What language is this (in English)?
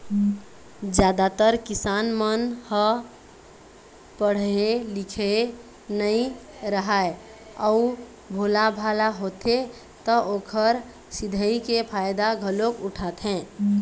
Chhattisgarhi